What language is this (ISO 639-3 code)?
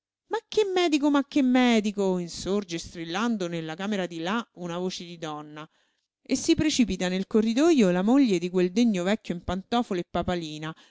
ita